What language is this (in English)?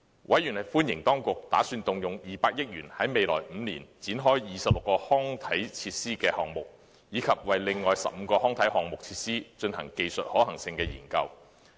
Cantonese